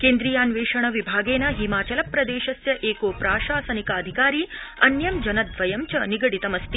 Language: Sanskrit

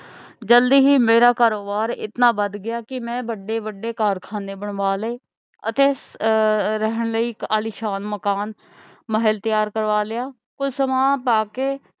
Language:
Punjabi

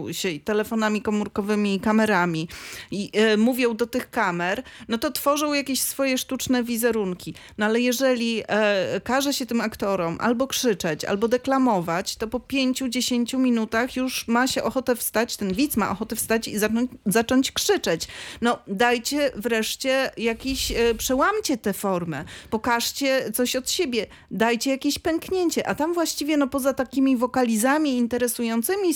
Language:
Polish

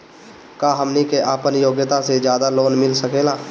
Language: Bhojpuri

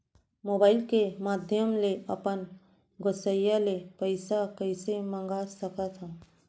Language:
Chhattisgarhi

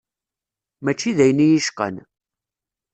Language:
Kabyle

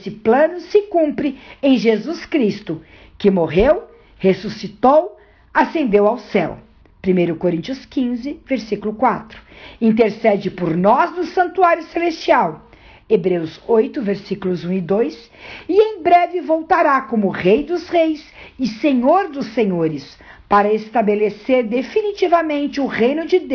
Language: Portuguese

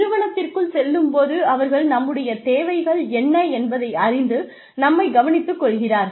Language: Tamil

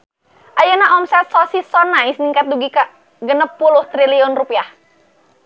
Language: Sundanese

